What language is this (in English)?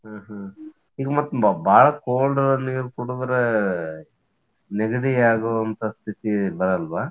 Kannada